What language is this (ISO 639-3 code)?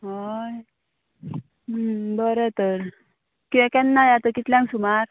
kok